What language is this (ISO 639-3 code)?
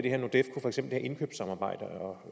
dan